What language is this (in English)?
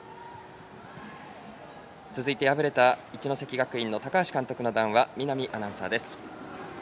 Japanese